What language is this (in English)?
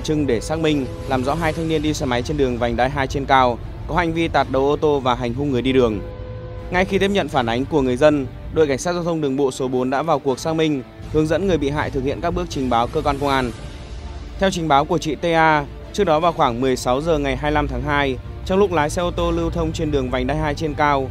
Vietnamese